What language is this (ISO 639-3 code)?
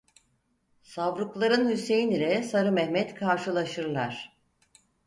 tur